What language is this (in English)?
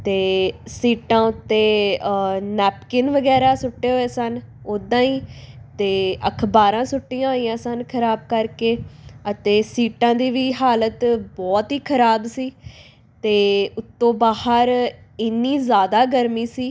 Punjabi